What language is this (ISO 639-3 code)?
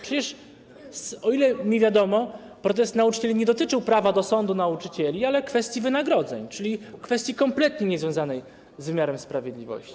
pol